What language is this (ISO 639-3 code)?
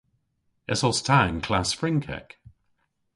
cor